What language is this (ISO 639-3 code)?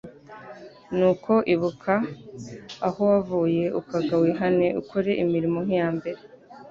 kin